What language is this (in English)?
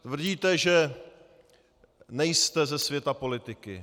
Czech